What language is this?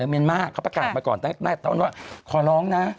Thai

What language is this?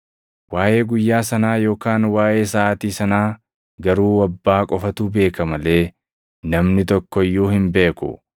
Oromo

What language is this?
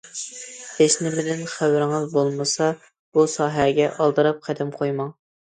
Uyghur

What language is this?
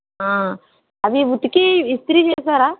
Telugu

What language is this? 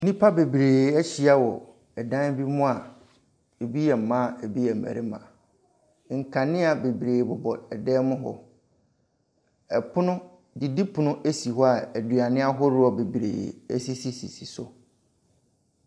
Akan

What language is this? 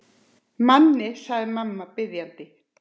Icelandic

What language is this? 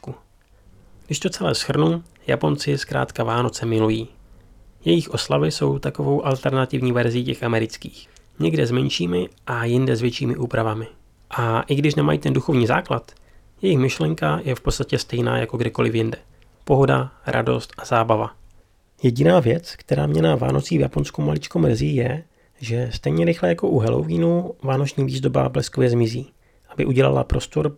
Czech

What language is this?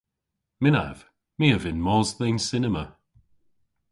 Cornish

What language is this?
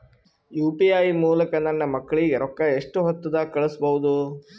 Kannada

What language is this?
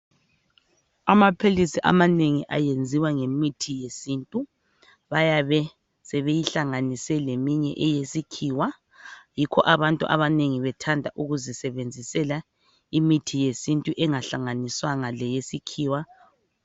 North Ndebele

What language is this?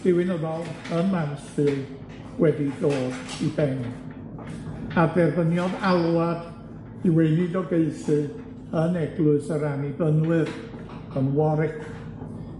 Welsh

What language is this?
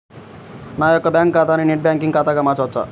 Telugu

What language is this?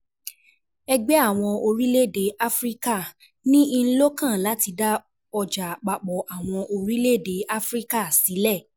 Yoruba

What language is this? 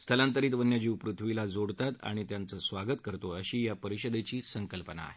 Marathi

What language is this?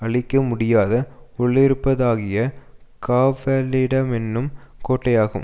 Tamil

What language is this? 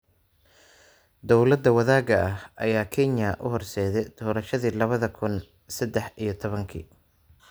Somali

